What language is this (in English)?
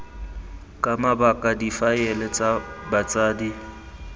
Tswana